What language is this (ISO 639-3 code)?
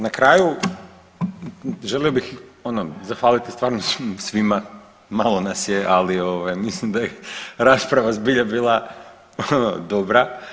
hrv